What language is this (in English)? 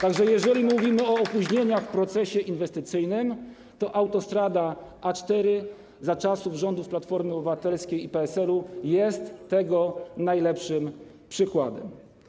Polish